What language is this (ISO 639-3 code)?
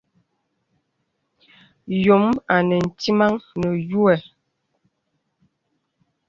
beb